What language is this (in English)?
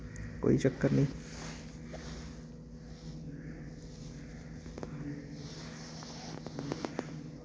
Dogri